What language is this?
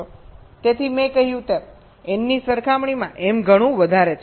Gujarati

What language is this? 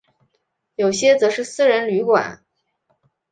Chinese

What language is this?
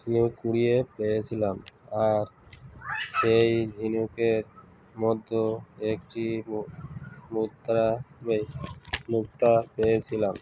Bangla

